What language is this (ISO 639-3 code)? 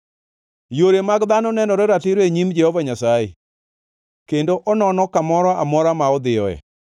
luo